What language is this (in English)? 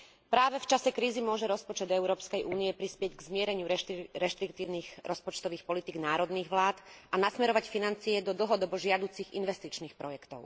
Slovak